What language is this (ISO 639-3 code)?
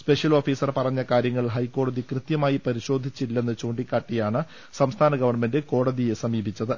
mal